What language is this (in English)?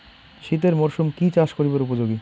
Bangla